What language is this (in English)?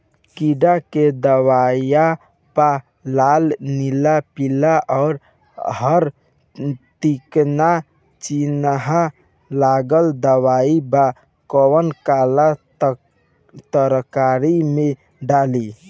Bhojpuri